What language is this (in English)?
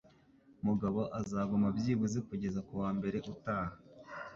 Kinyarwanda